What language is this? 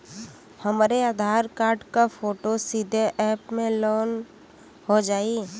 Bhojpuri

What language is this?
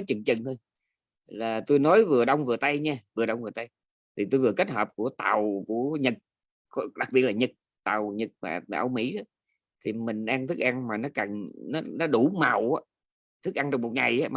Vietnamese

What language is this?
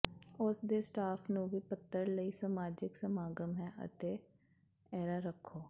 Punjabi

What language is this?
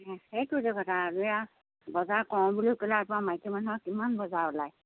Assamese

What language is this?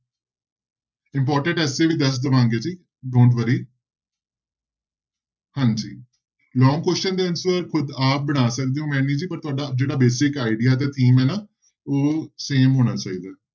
Punjabi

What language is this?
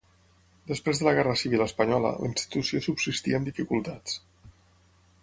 Catalan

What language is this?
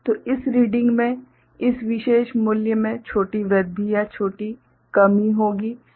Hindi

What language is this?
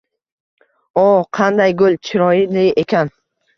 Uzbek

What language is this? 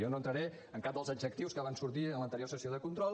Catalan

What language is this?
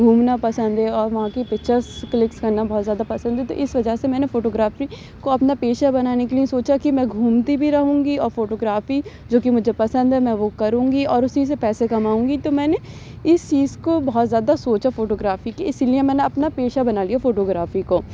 Urdu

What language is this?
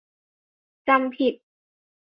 Thai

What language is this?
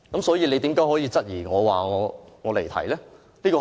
Cantonese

